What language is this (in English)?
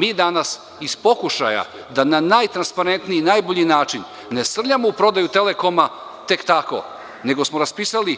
Serbian